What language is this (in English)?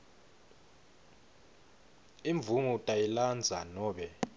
Swati